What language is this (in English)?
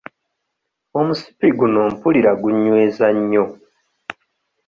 Ganda